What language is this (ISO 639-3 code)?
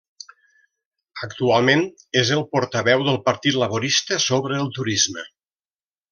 cat